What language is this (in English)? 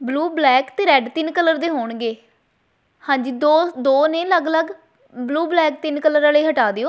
Punjabi